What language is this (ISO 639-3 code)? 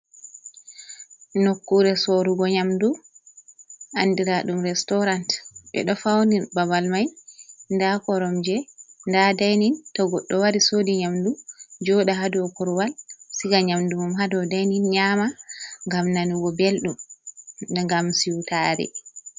ful